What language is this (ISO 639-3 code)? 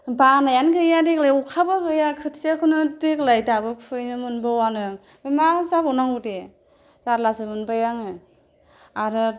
brx